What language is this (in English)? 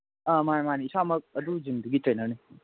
Manipuri